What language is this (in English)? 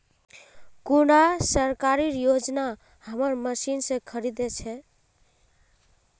Magahi